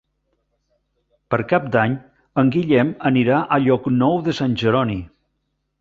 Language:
Catalan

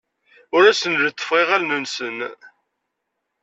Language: Kabyle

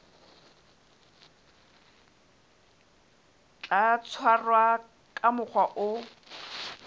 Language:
Southern Sotho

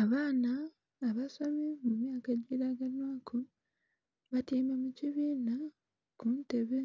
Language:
Soga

